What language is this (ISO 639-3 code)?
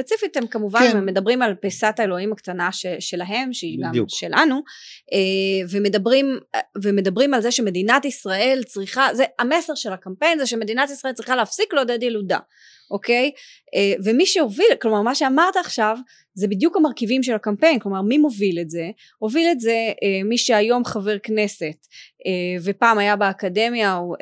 heb